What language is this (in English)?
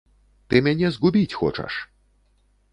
Belarusian